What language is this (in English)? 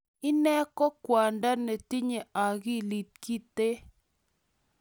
Kalenjin